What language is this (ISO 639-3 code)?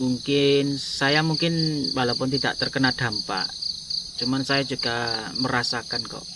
ind